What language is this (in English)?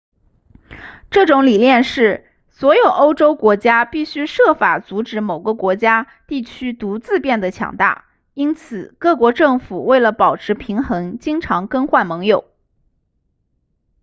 Chinese